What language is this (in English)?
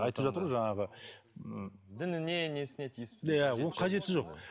Kazakh